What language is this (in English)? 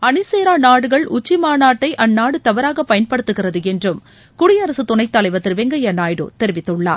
Tamil